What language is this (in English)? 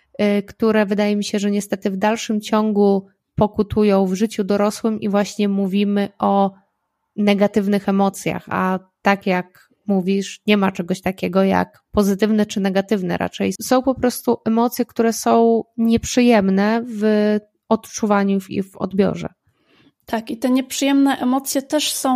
Polish